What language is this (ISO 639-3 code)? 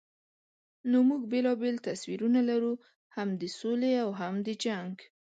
pus